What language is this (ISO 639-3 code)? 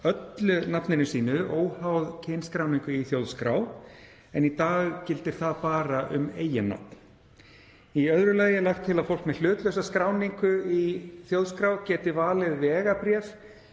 isl